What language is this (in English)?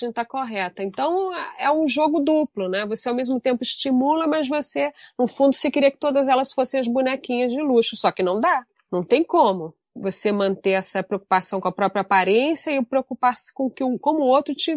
Portuguese